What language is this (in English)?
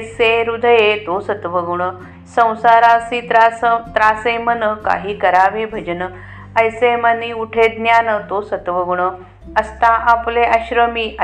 Marathi